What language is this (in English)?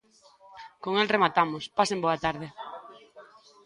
Galician